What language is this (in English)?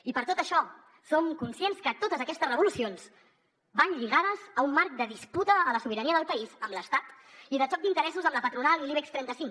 Catalan